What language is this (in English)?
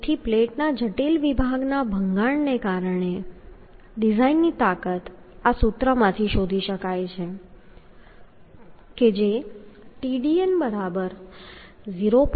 Gujarati